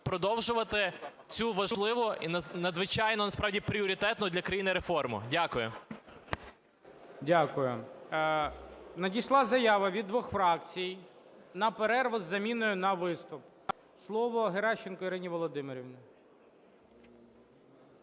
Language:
Ukrainian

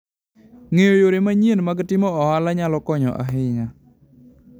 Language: Luo (Kenya and Tanzania)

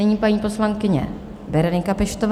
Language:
Czech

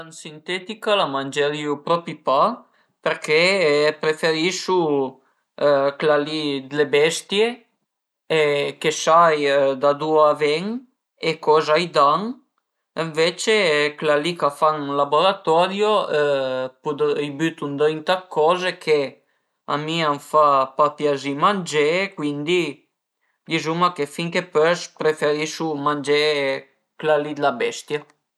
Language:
Piedmontese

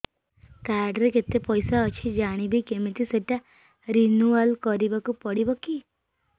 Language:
Odia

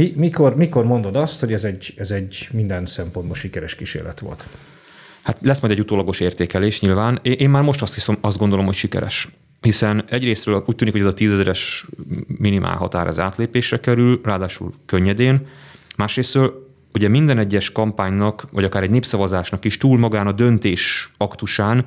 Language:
Hungarian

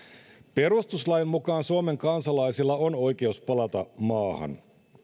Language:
Finnish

